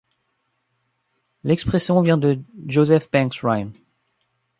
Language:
French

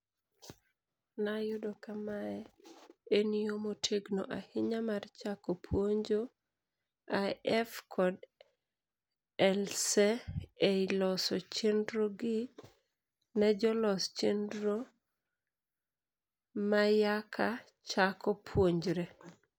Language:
Luo (Kenya and Tanzania)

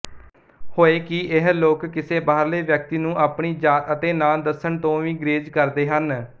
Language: Punjabi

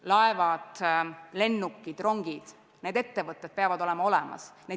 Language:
Estonian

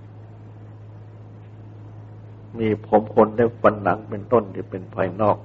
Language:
Thai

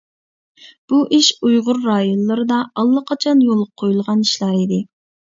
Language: Uyghur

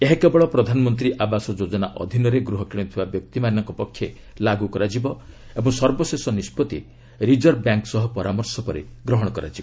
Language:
Odia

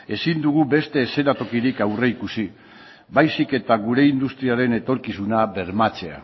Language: Basque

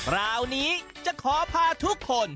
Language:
Thai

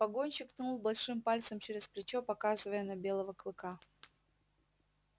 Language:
Russian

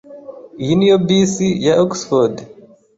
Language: Kinyarwanda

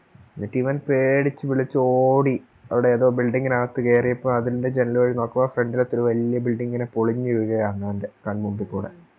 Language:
Malayalam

